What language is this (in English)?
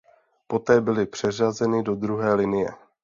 Czech